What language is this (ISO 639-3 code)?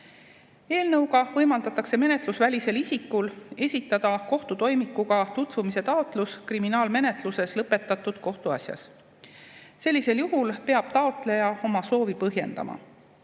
est